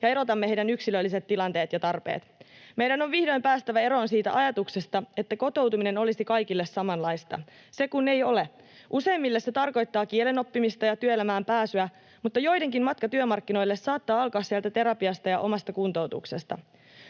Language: Finnish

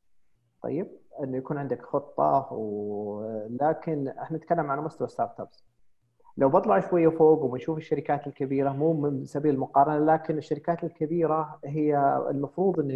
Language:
Arabic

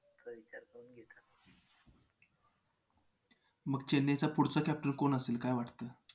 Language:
Marathi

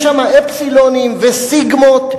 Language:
Hebrew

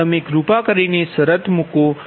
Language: Gujarati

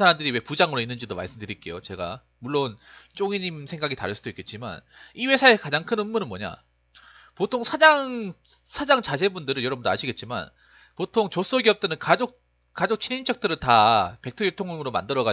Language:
Korean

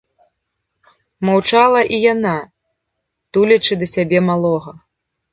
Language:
Belarusian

